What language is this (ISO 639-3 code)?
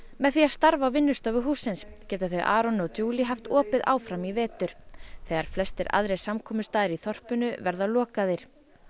isl